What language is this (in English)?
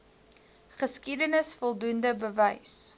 Afrikaans